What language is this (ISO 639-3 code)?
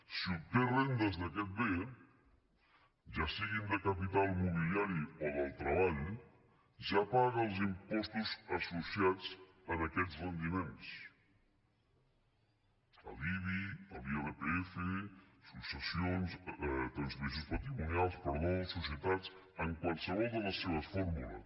cat